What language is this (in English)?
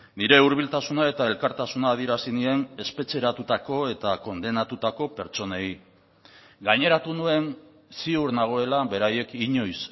Basque